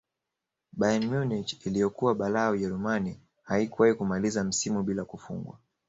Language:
Swahili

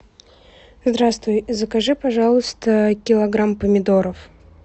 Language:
Russian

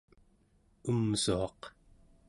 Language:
Central Yupik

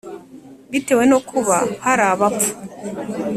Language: Kinyarwanda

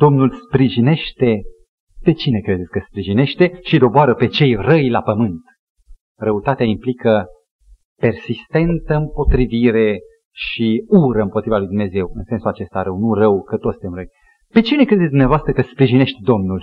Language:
Romanian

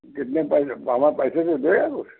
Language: Hindi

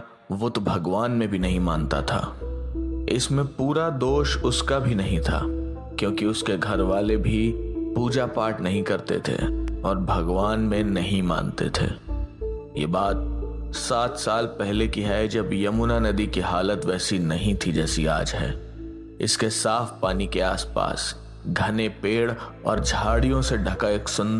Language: Hindi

